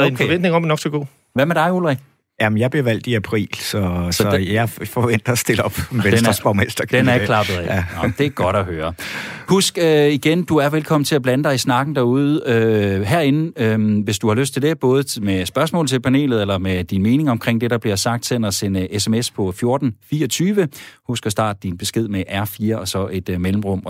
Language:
Danish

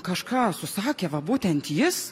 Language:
Lithuanian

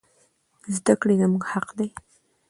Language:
Pashto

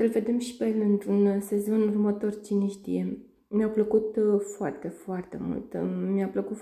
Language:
Romanian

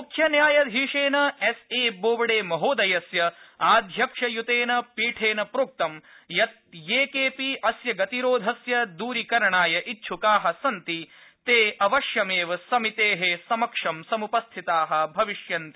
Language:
Sanskrit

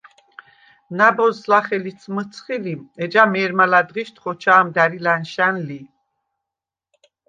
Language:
Svan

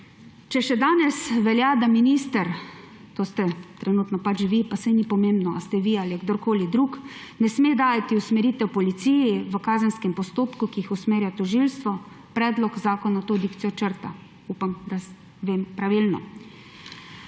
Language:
Slovenian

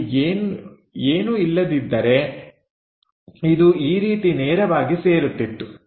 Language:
Kannada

